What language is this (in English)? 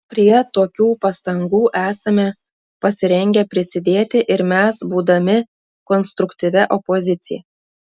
Lithuanian